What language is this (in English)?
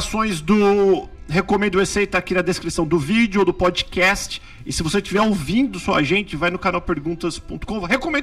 Portuguese